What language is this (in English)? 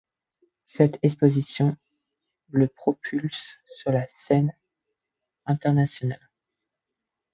French